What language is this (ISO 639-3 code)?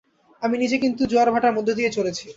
ben